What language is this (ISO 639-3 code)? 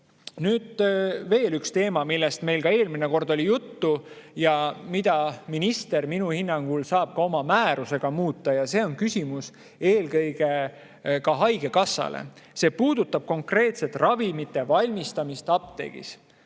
est